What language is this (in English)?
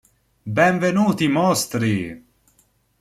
Italian